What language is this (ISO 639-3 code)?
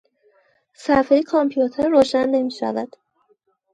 fas